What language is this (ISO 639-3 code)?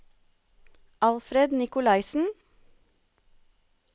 nor